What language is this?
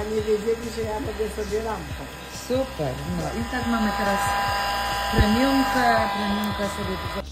Polish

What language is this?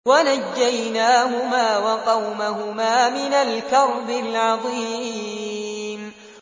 Arabic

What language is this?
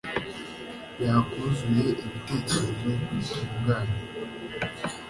Kinyarwanda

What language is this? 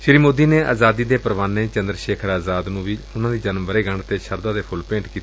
Punjabi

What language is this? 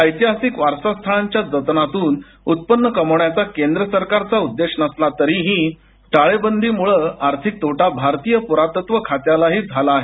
Marathi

